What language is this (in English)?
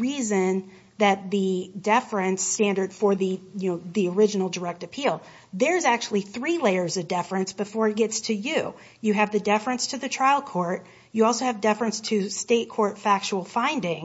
English